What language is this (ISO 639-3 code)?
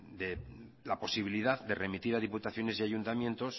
spa